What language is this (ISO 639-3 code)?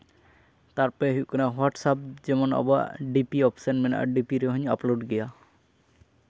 sat